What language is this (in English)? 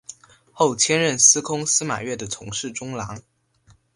Chinese